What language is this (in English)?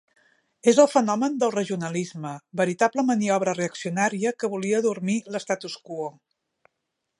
Catalan